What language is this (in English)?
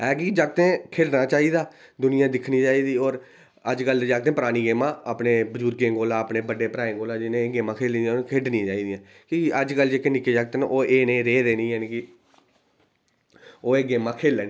Dogri